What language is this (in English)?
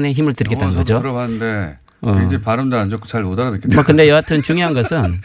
Korean